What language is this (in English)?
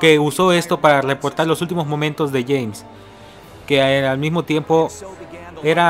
Spanish